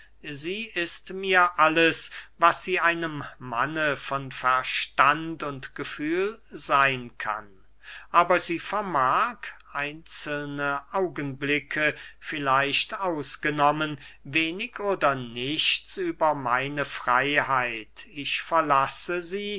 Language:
German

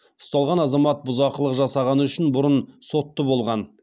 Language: Kazakh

